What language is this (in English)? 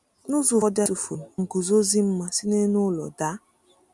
Igbo